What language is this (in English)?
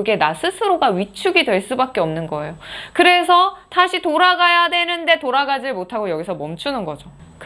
Korean